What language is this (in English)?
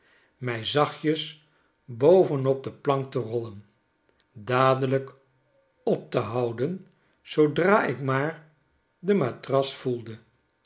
Dutch